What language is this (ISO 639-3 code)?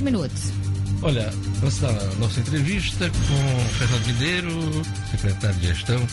por